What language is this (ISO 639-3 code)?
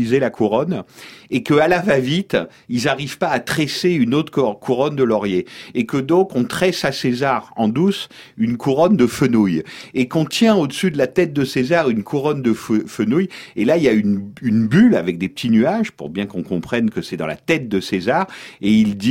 fra